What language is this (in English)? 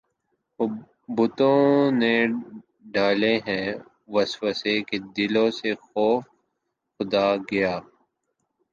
Urdu